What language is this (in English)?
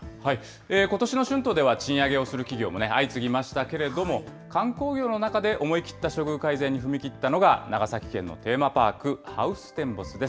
Japanese